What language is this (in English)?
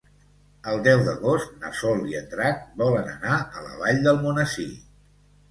Catalan